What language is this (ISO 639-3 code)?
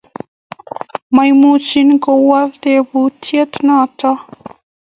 kln